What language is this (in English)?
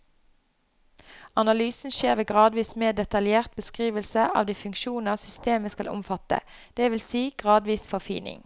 Norwegian